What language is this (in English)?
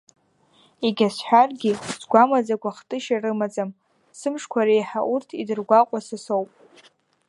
Abkhazian